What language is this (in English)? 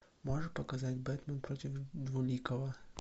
Russian